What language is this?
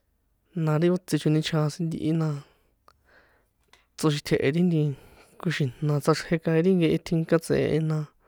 San Juan Atzingo Popoloca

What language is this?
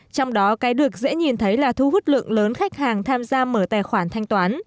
Vietnamese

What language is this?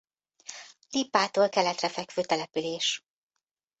Hungarian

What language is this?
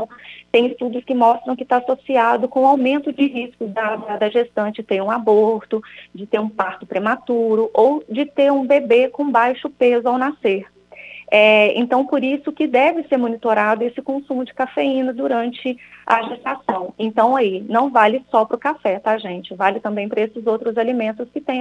Portuguese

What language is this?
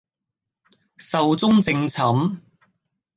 Cantonese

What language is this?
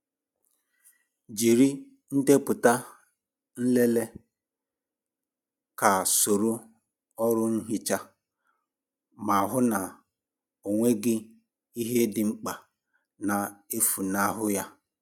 Igbo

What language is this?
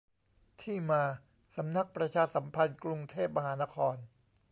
Thai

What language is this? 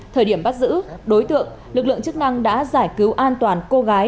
Vietnamese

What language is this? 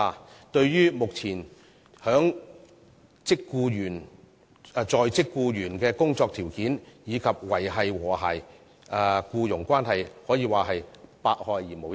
Cantonese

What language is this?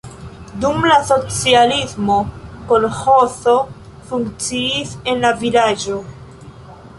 Esperanto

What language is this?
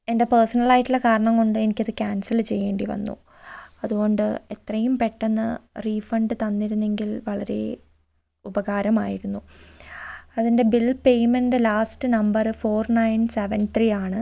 Malayalam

